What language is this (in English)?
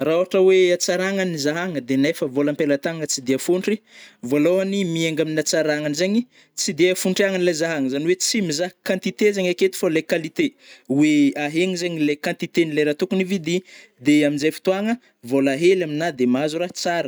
Northern Betsimisaraka Malagasy